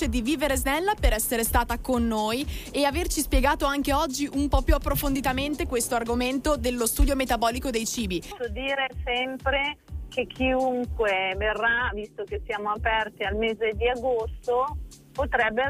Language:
Italian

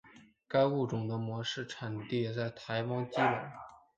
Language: Chinese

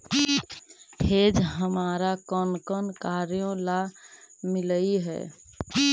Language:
Magahi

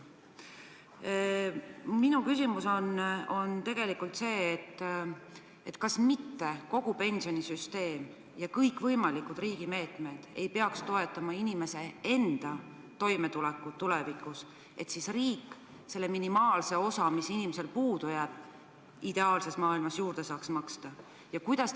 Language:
Estonian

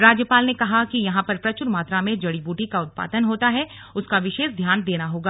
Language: Hindi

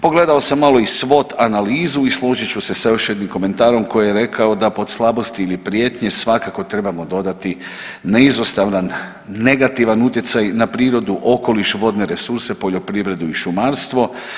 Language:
Croatian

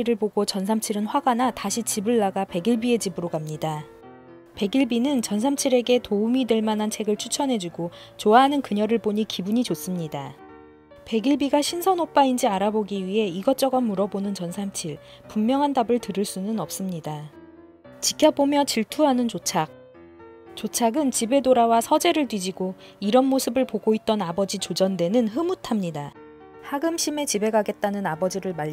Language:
Korean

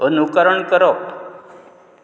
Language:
Konkani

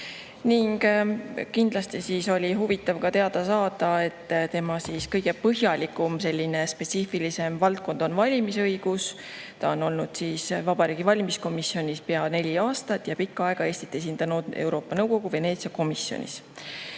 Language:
Estonian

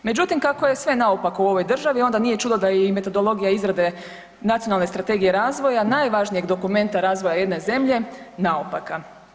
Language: Croatian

